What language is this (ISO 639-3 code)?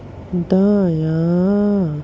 urd